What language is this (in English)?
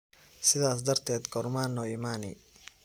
Somali